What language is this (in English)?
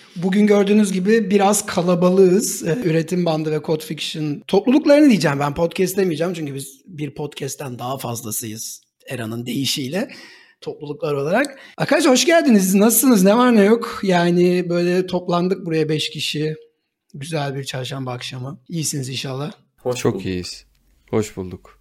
Turkish